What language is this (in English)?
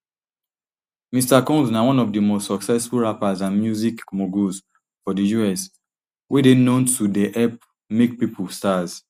Nigerian Pidgin